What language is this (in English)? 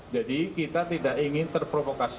Indonesian